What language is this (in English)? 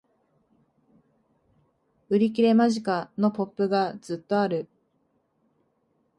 Japanese